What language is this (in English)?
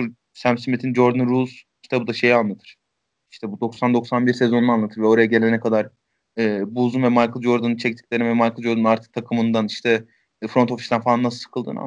Turkish